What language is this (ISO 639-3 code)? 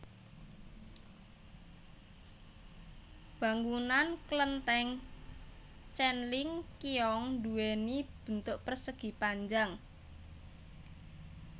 jav